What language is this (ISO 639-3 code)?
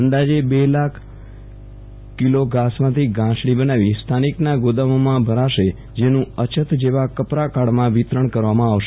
guj